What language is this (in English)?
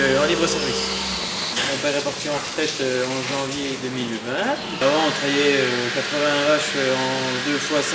French